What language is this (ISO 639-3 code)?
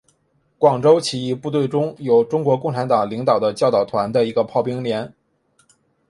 zho